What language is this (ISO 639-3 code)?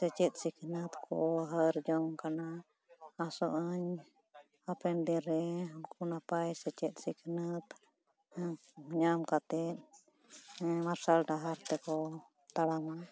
sat